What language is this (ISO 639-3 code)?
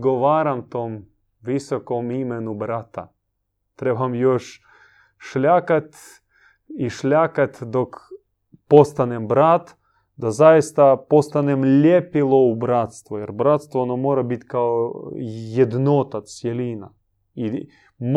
hrv